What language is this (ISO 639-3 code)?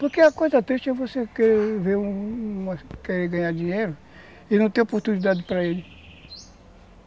por